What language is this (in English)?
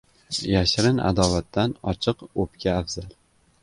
Uzbek